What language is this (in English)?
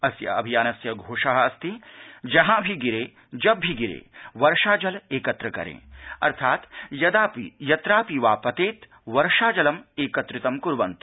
Sanskrit